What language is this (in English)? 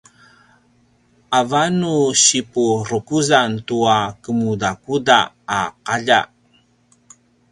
Paiwan